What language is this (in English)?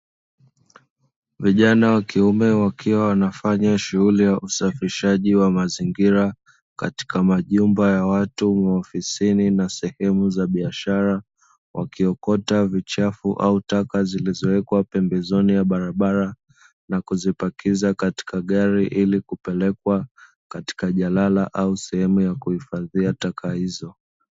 Swahili